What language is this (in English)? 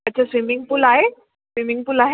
Sindhi